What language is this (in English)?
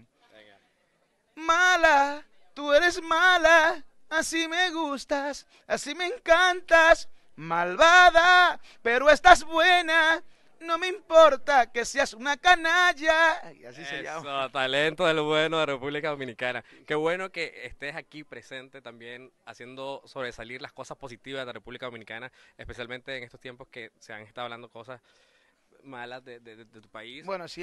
Spanish